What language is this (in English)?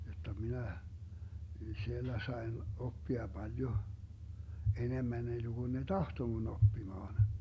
Finnish